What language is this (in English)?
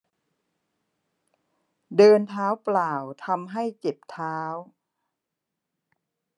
Thai